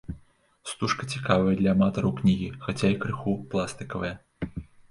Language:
Belarusian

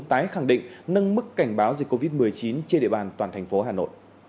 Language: Vietnamese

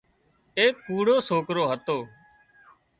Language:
Wadiyara Koli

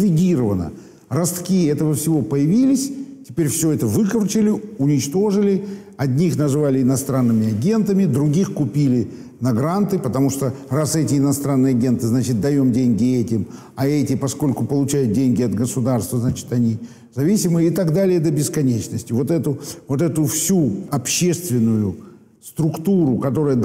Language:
Russian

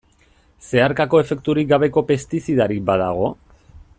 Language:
Basque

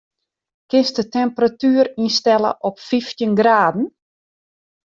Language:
Western Frisian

